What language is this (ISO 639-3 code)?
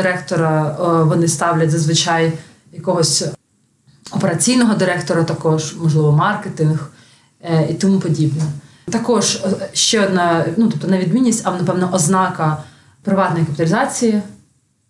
ukr